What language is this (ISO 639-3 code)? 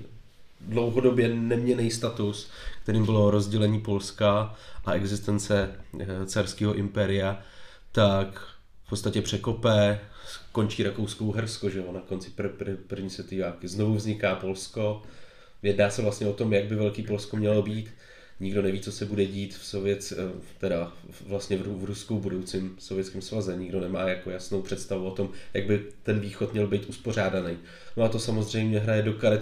ces